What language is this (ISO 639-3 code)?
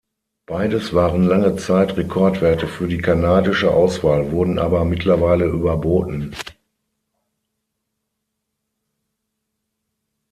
deu